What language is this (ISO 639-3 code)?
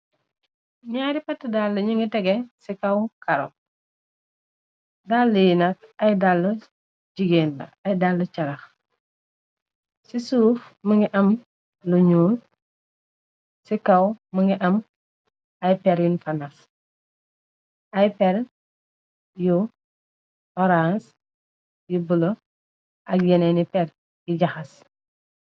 wol